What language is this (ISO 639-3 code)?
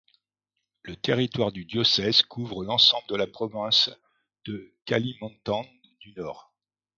fra